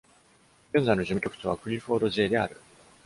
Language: Japanese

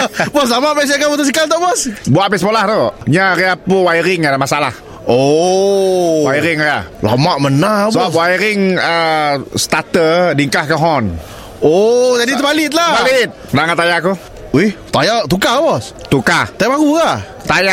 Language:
Malay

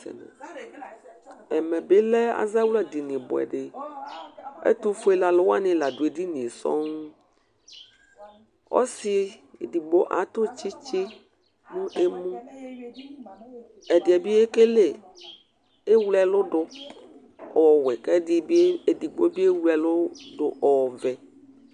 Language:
Ikposo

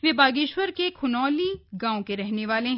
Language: Hindi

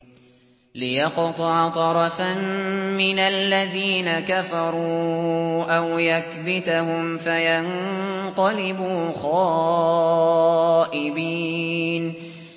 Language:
Arabic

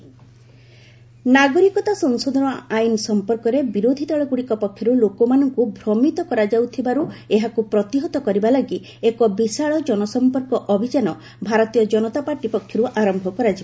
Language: Odia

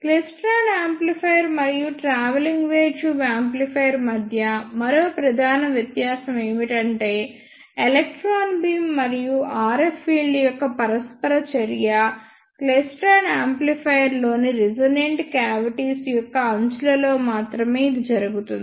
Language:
Telugu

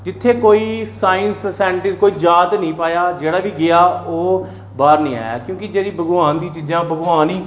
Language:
Dogri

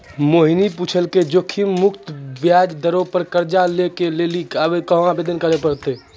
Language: Maithili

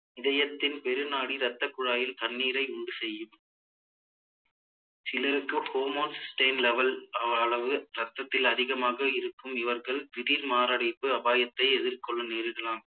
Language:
Tamil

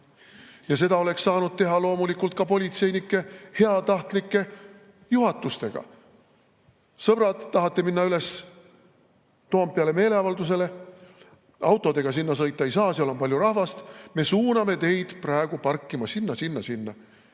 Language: Estonian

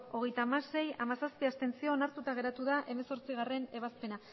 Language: Basque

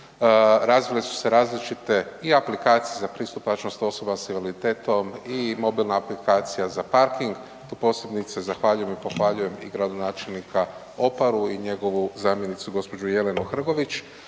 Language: Croatian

